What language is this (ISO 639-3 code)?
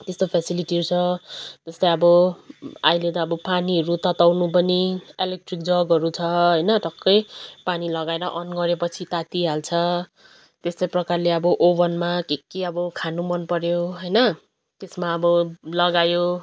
nep